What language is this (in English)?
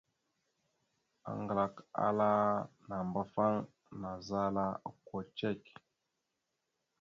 Mada (Cameroon)